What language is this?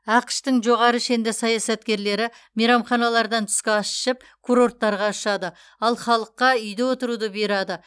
Kazakh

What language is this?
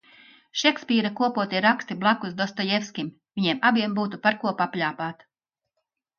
Latvian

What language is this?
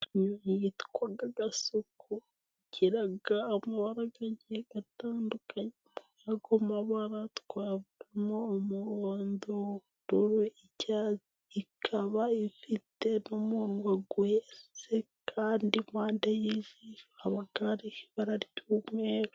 Kinyarwanda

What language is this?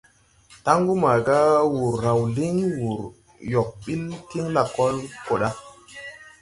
Tupuri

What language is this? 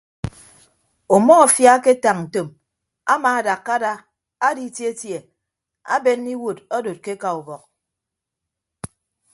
Ibibio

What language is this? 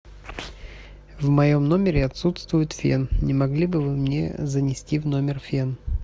Russian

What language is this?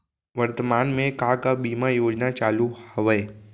Chhattisgarhi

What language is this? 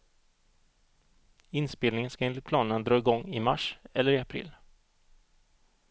Swedish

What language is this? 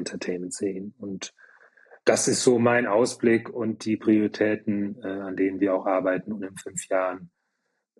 German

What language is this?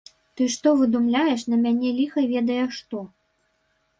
Belarusian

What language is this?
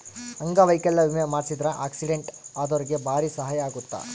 Kannada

